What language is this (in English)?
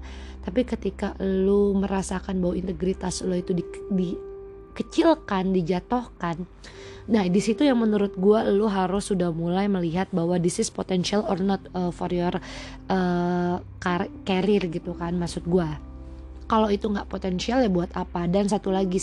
Indonesian